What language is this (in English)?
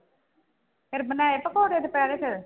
Punjabi